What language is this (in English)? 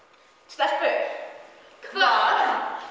Icelandic